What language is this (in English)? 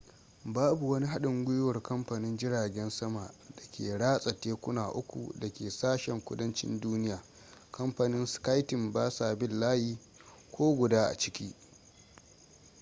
Hausa